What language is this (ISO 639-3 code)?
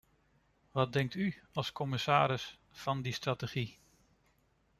nld